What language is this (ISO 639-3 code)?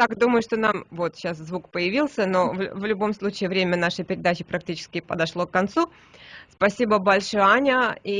rus